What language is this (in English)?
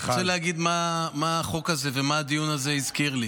Hebrew